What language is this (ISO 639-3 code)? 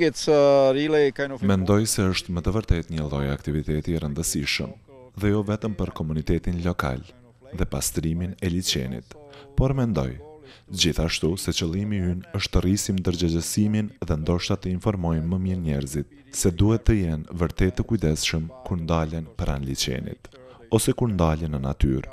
ron